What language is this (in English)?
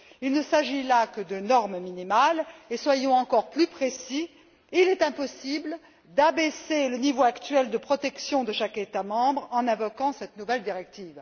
French